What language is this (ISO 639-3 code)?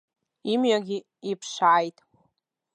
abk